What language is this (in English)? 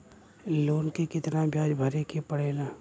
Bhojpuri